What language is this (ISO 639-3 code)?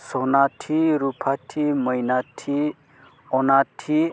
brx